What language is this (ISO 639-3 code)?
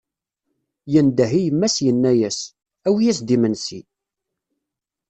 kab